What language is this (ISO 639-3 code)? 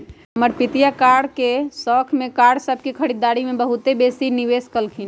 mag